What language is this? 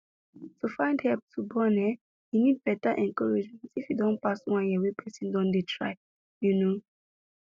Nigerian Pidgin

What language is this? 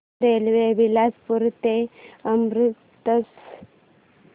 Marathi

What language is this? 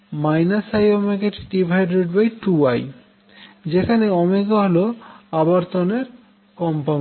Bangla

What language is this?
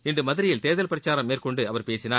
Tamil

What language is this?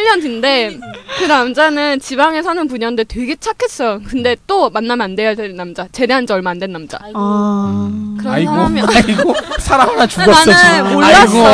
Korean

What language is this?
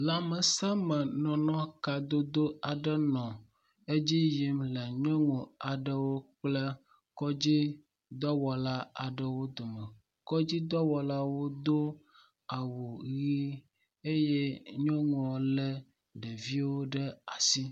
Ewe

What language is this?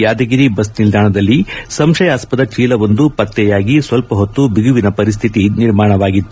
Kannada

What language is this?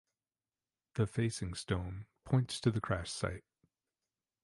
English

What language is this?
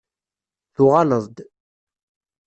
Kabyle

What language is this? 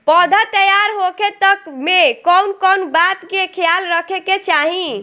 Bhojpuri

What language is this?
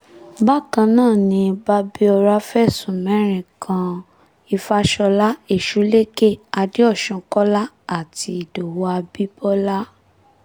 Yoruba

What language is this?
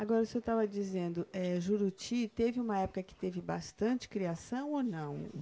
Portuguese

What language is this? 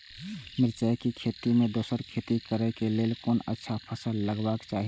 Maithili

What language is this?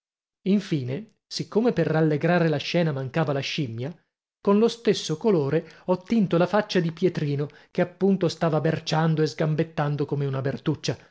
Italian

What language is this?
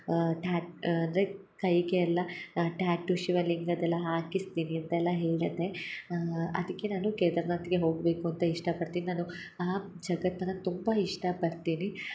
Kannada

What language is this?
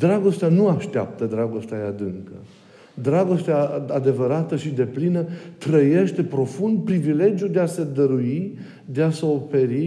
Romanian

